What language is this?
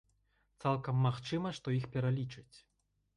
Belarusian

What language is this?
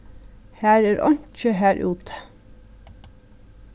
Faroese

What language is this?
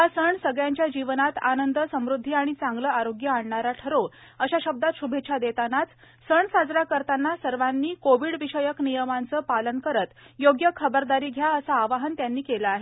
Marathi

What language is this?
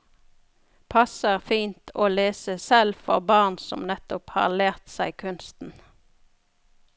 Norwegian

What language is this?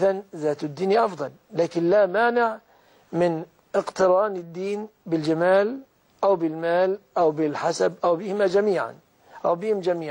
Arabic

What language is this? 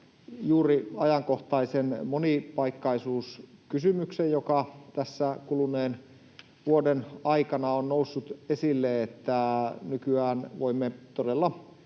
Finnish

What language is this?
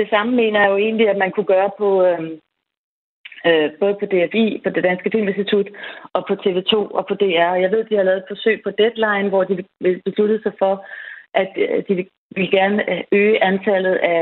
Danish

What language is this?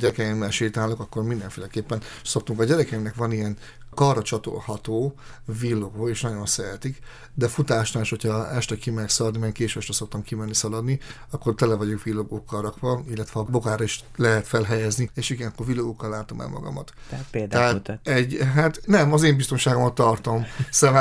Hungarian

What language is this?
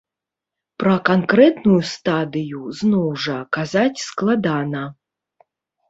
Belarusian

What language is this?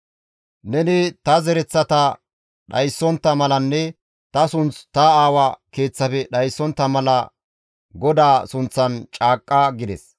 Gamo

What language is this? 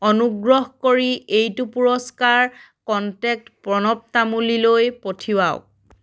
Assamese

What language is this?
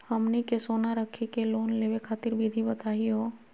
Magahi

